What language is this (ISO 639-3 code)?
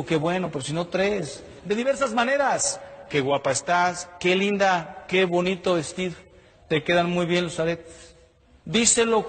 spa